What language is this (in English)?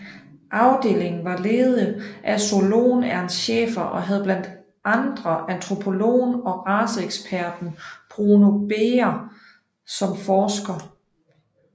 Danish